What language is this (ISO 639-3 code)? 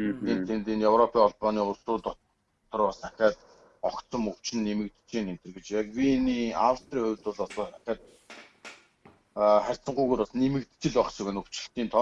tur